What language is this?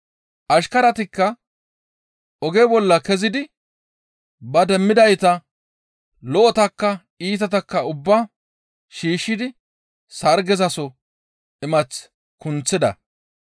Gamo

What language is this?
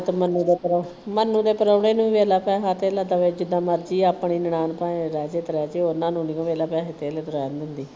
Punjabi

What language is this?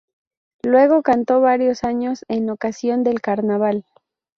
Spanish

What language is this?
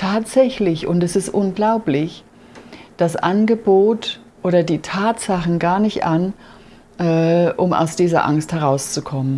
German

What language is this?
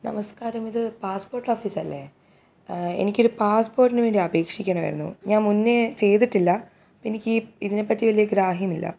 Malayalam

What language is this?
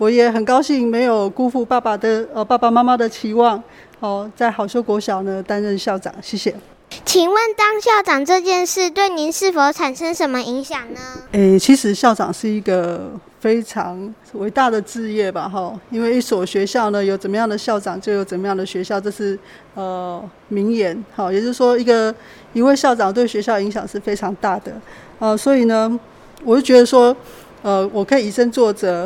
Chinese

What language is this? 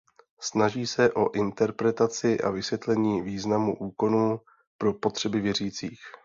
Czech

